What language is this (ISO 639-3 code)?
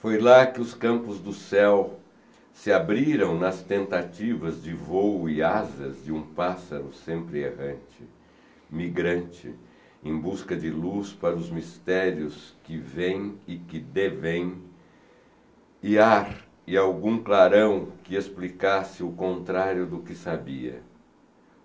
por